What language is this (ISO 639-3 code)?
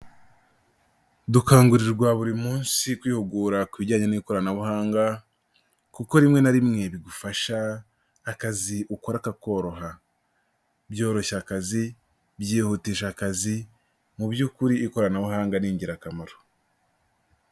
kin